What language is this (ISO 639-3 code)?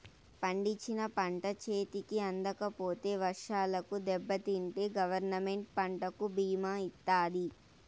tel